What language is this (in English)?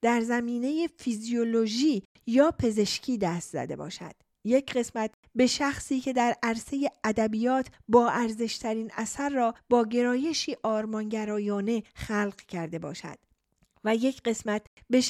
Persian